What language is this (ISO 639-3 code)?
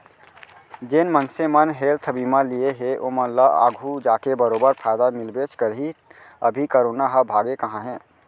hne